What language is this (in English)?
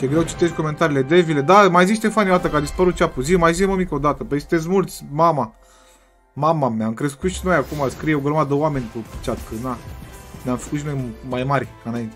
Romanian